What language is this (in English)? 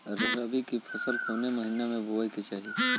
Bhojpuri